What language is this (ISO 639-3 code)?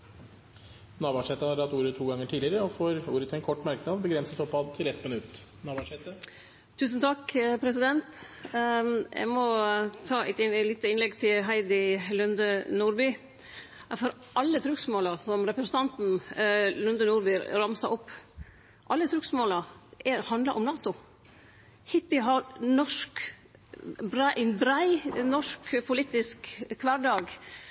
nor